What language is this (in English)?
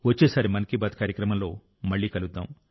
Telugu